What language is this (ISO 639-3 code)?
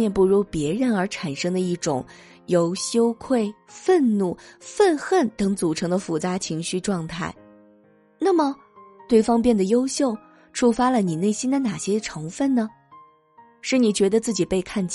zho